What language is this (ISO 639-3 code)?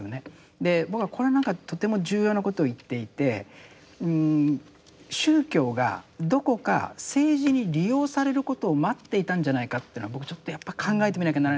jpn